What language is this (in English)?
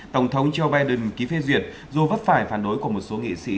Vietnamese